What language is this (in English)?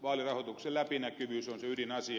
Finnish